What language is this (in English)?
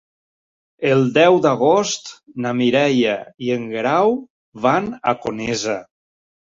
Catalan